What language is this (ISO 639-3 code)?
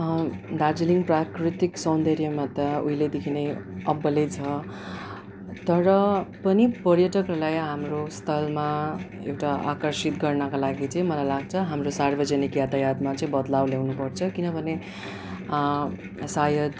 nep